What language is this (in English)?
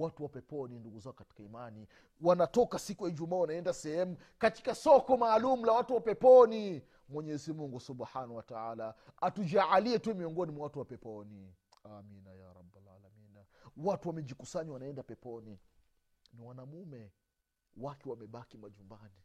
Swahili